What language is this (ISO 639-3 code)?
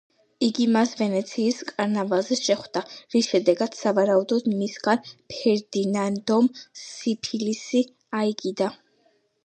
kat